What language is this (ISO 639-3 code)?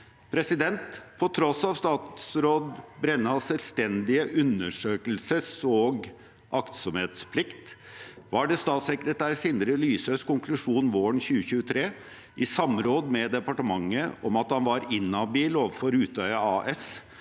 nor